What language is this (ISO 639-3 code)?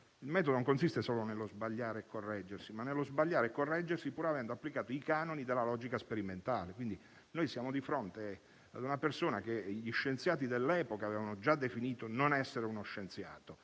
ita